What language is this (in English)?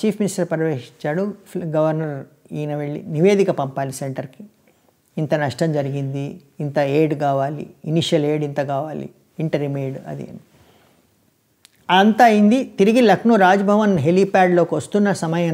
Hindi